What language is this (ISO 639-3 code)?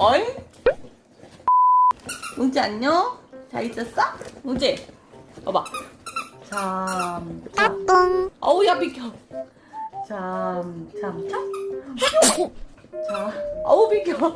kor